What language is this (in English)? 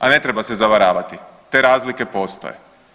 Croatian